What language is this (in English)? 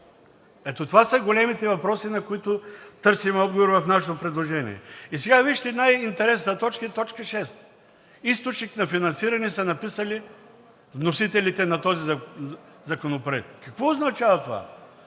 Bulgarian